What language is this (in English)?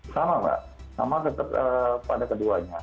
Indonesian